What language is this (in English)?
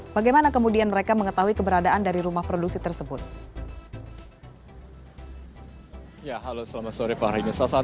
Indonesian